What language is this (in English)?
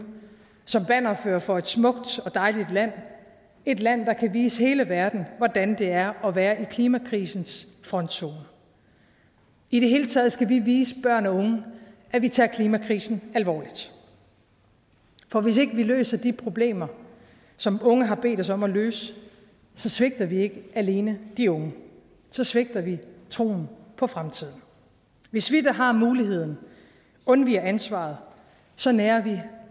Danish